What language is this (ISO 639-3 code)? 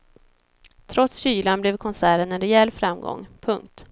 swe